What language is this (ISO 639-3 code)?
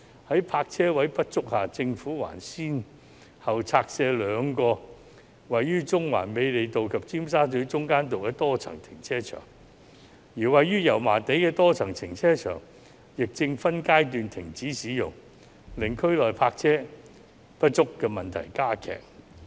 yue